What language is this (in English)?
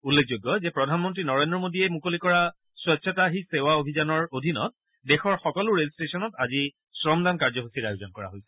Assamese